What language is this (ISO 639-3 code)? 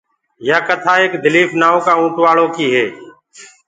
ggg